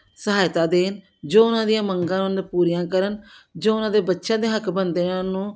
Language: Punjabi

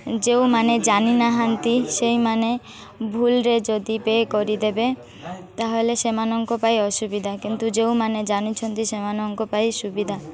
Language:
Odia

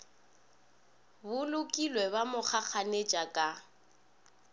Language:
Northern Sotho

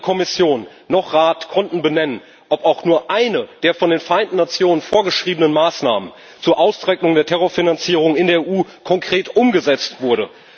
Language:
German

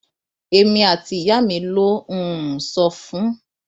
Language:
Yoruba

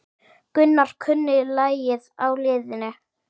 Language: Icelandic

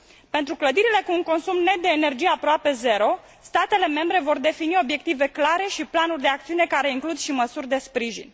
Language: Romanian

